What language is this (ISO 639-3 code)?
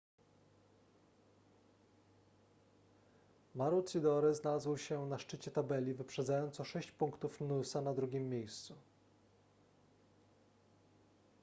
pol